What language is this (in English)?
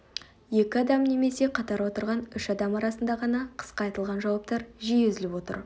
Kazakh